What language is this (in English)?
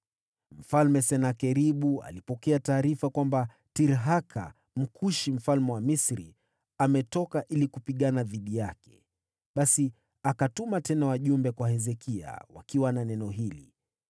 Swahili